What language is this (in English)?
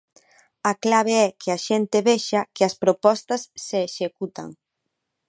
Galician